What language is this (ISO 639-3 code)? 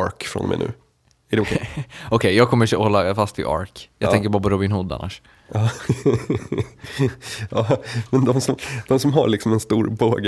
swe